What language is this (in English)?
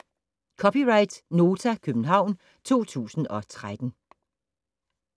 Danish